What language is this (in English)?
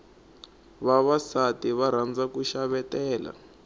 Tsonga